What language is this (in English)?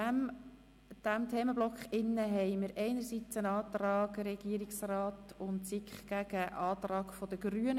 Swiss German